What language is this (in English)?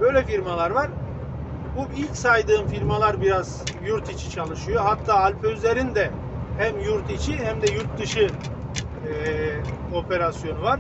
Turkish